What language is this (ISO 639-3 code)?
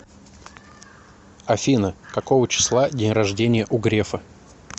rus